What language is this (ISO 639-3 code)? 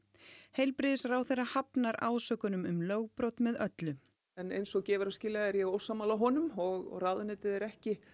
isl